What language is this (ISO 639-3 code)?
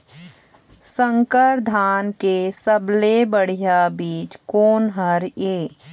hne